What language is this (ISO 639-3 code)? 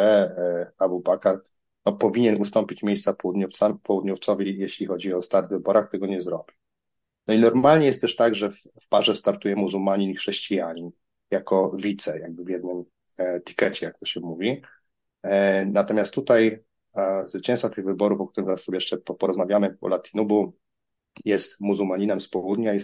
pol